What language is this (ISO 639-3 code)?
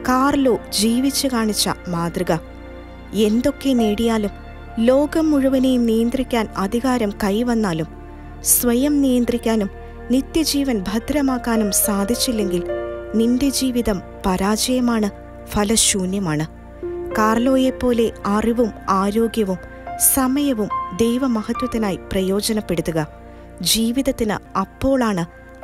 mal